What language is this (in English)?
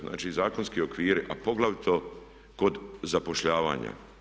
Croatian